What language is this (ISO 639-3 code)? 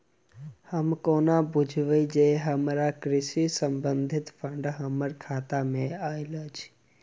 mai